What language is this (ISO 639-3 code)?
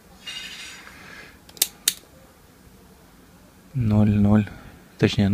rus